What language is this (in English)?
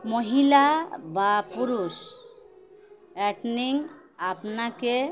Bangla